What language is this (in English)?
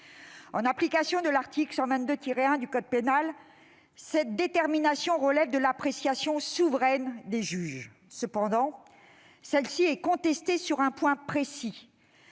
French